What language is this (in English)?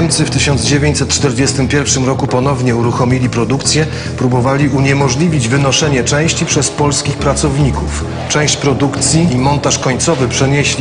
Polish